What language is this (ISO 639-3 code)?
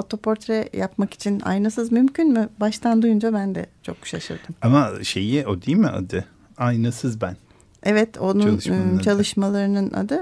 tur